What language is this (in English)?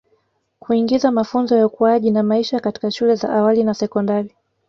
Swahili